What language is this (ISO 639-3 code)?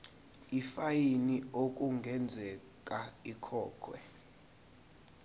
zul